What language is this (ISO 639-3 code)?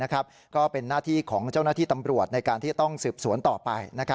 tha